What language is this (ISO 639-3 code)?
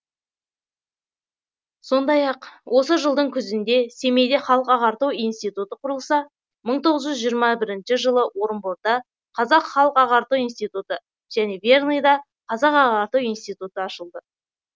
kaz